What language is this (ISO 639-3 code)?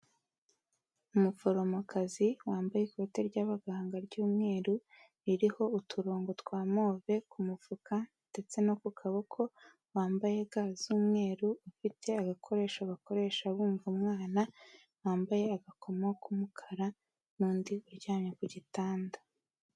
kin